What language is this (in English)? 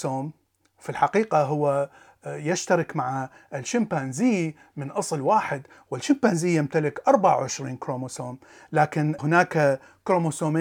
Arabic